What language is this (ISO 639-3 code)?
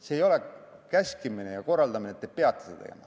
est